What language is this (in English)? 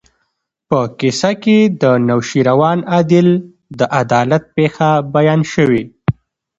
Pashto